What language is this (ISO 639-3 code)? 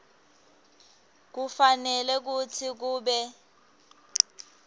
ssw